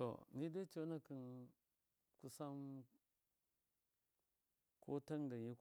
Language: Miya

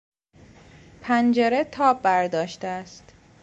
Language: Persian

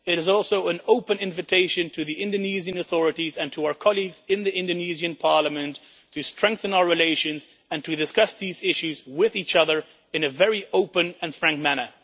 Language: English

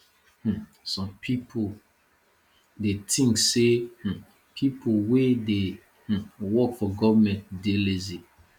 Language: Nigerian Pidgin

